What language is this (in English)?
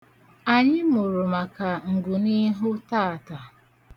Igbo